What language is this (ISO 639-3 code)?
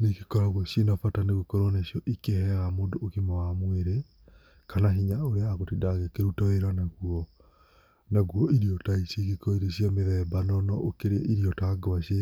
kik